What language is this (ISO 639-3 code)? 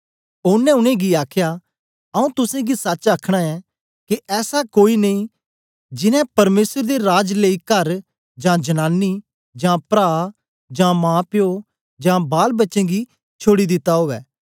doi